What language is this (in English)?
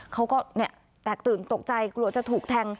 Thai